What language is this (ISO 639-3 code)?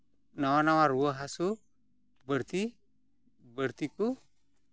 sat